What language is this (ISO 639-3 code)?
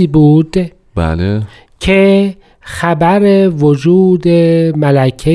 fas